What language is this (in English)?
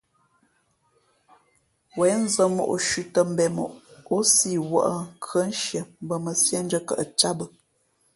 Fe'fe'